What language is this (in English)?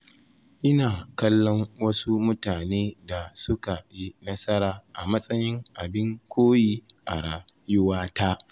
Hausa